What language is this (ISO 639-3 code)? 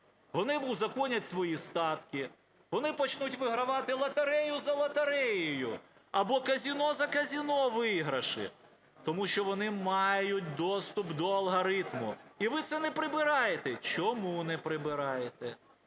ukr